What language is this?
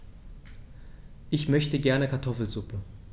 German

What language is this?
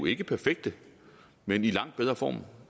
Danish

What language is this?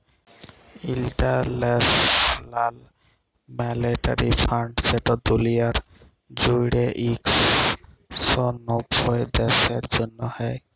Bangla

